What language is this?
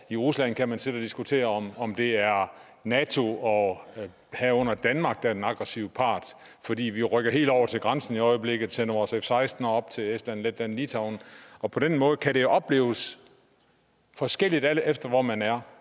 Danish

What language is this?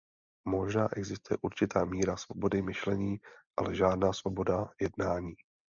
Czech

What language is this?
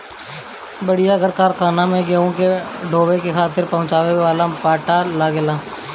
Bhojpuri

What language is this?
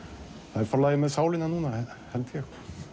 Icelandic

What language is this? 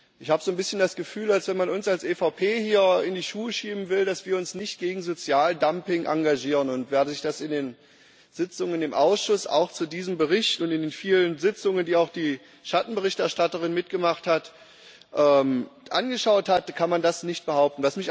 German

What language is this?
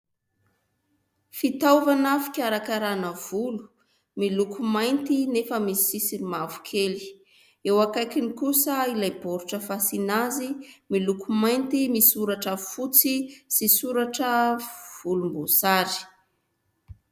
Malagasy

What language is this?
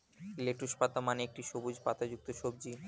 Bangla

